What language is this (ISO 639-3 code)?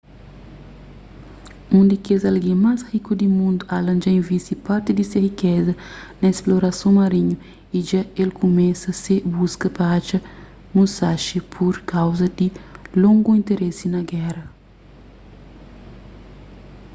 kea